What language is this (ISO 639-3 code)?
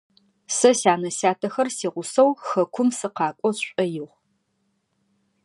ady